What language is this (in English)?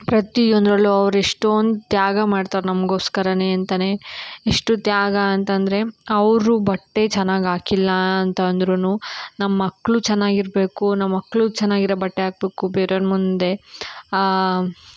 Kannada